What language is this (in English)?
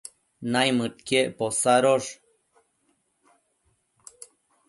Matsés